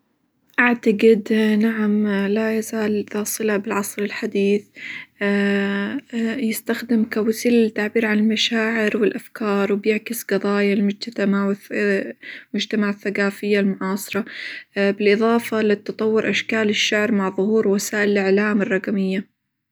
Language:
Hijazi Arabic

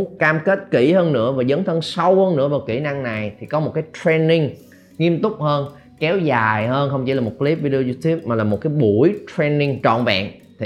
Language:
Vietnamese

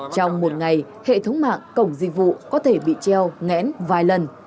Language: Vietnamese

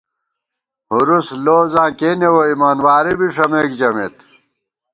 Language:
Gawar-Bati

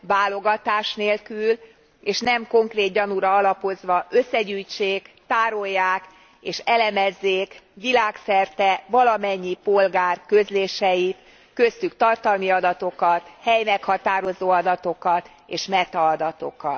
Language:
Hungarian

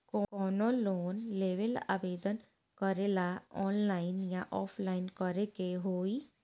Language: Bhojpuri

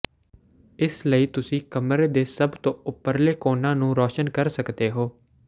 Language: Punjabi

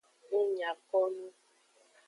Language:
Aja (Benin)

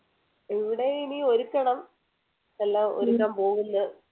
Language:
Malayalam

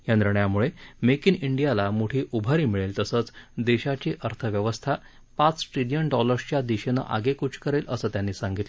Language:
Marathi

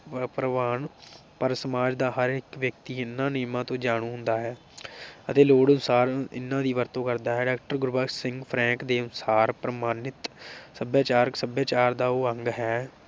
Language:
Punjabi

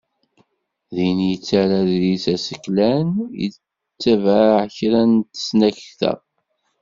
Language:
Kabyle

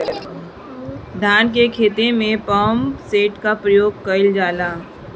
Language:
Bhojpuri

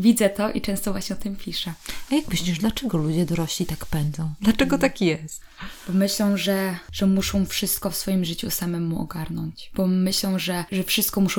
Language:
Polish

